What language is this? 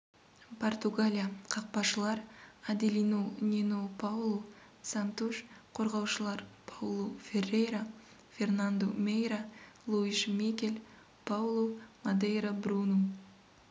Kazakh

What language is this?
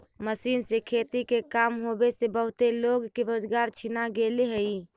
Magahi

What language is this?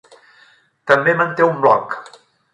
Catalan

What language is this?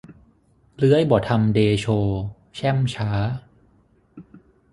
Thai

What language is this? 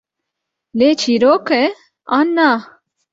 Kurdish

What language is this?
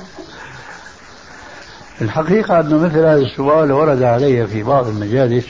Arabic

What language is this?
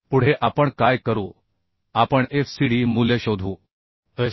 Marathi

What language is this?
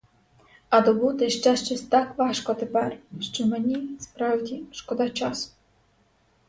Ukrainian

